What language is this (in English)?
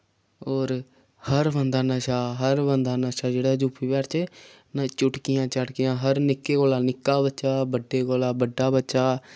Dogri